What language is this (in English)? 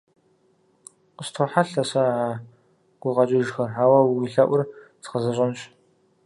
Kabardian